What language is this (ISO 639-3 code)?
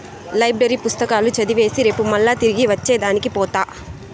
tel